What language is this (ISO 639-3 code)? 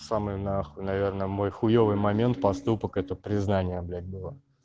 rus